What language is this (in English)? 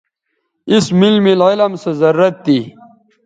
Bateri